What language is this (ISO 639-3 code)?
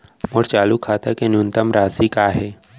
hne